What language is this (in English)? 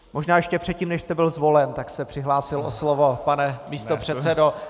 Czech